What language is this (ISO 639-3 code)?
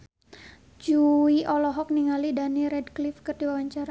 sun